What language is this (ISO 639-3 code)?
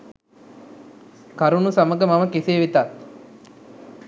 sin